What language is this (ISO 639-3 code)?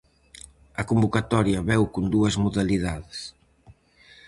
glg